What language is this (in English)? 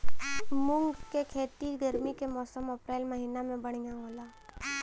Bhojpuri